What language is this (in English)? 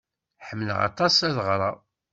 Kabyle